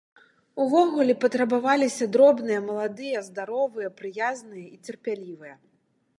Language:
Belarusian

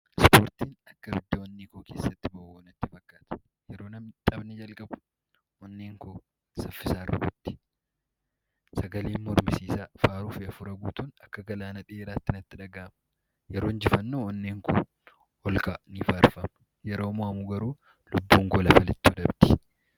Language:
Oromo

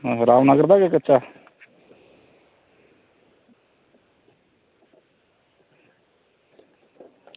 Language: Dogri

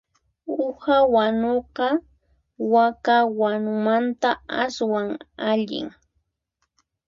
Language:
Puno Quechua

